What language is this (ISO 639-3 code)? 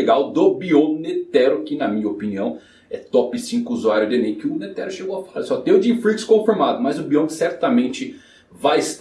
por